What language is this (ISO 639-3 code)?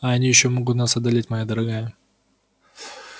rus